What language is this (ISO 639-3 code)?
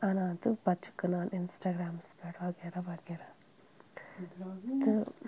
kas